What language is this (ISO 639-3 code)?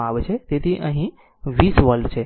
guj